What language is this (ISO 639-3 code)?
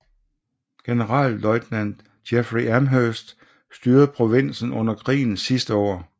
dan